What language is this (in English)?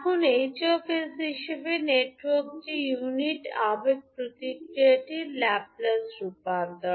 Bangla